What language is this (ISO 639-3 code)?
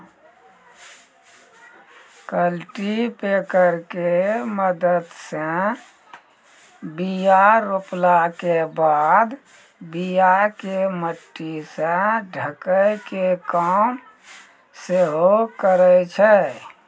mai